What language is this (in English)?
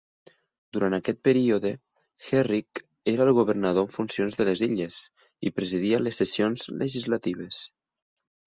Catalan